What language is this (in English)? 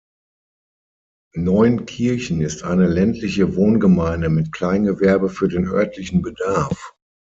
German